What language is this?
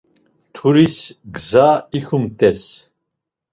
Laz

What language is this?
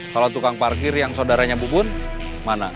Indonesian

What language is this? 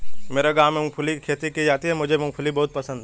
Hindi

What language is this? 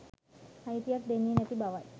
Sinhala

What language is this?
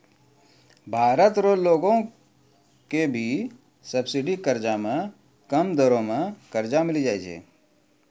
Maithili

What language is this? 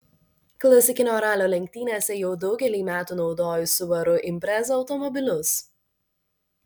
Lithuanian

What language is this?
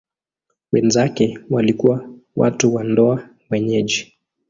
Swahili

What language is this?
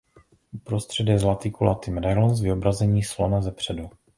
Czech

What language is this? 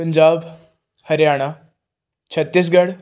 Punjabi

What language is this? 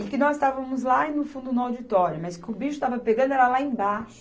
Portuguese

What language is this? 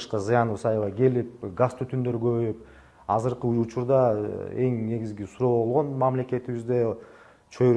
Turkish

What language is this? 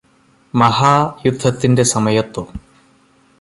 Malayalam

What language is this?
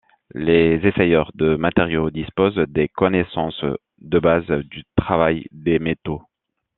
French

